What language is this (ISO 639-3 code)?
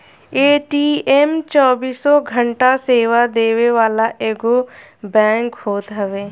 bho